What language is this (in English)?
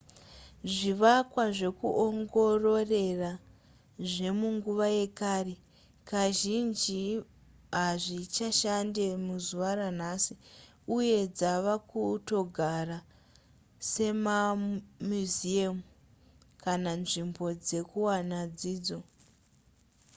Shona